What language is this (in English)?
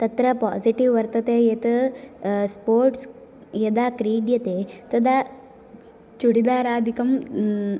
Sanskrit